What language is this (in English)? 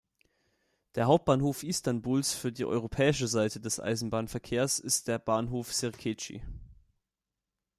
German